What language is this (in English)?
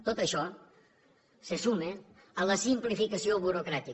Catalan